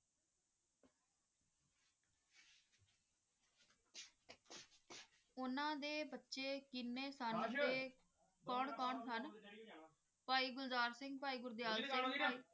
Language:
Punjabi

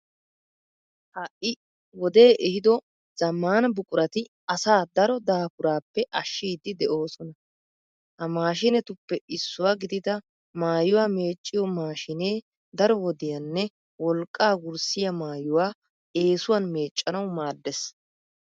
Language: Wolaytta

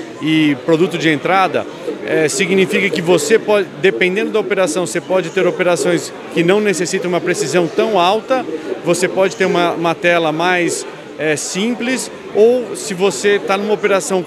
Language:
Portuguese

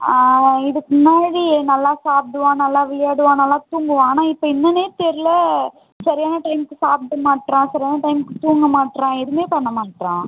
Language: Tamil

